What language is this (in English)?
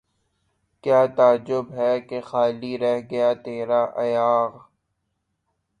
Urdu